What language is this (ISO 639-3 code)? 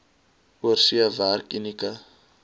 afr